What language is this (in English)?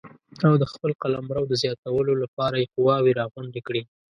Pashto